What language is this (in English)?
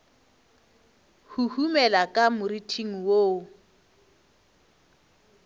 Northern Sotho